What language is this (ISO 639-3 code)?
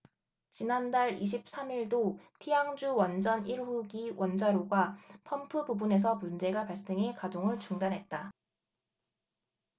kor